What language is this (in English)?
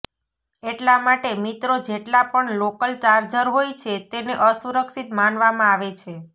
Gujarati